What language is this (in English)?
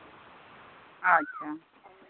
Santali